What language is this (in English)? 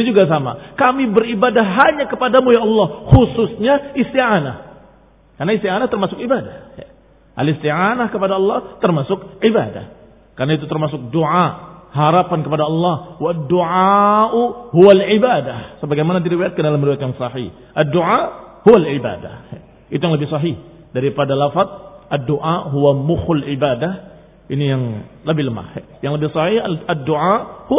Indonesian